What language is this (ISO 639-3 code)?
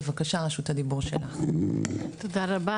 heb